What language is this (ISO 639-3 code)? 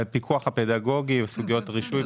heb